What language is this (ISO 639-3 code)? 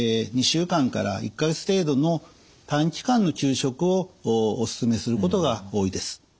jpn